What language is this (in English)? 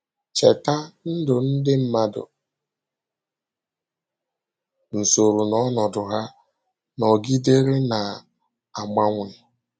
Igbo